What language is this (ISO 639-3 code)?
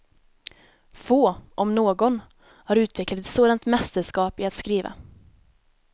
swe